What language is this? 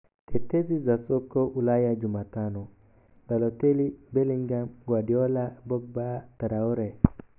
Somali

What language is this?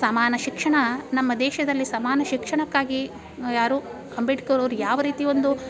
Kannada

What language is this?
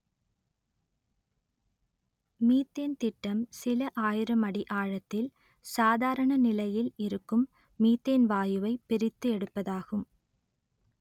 Tamil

